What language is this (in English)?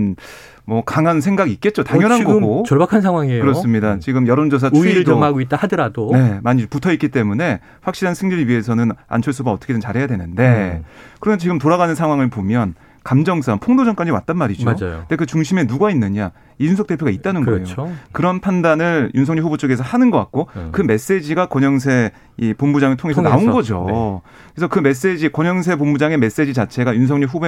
Korean